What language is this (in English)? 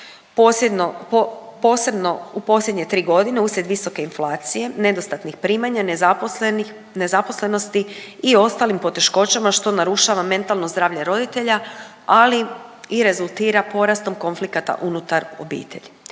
Croatian